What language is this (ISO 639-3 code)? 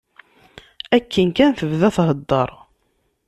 kab